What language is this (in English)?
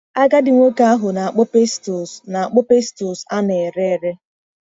Igbo